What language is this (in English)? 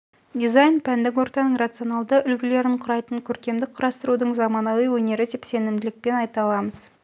Kazakh